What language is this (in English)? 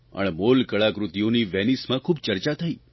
Gujarati